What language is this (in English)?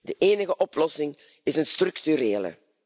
Dutch